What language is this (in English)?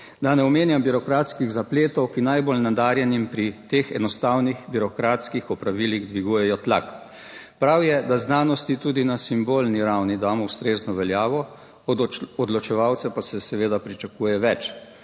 Slovenian